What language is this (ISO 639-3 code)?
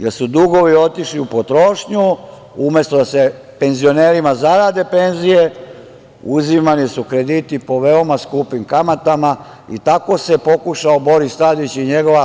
srp